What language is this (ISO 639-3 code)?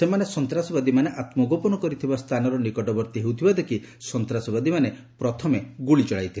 ori